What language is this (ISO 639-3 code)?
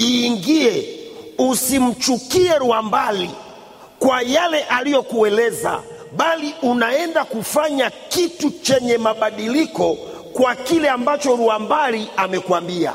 swa